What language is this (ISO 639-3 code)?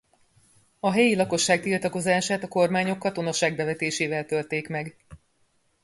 hun